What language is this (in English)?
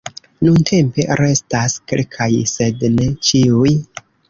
Esperanto